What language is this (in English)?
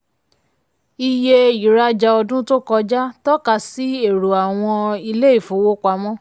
Yoruba